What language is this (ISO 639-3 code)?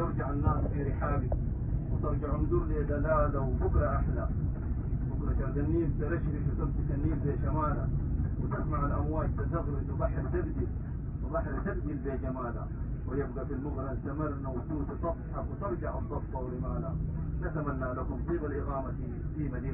ara